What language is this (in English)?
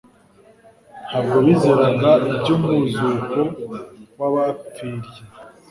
Kinyarwanda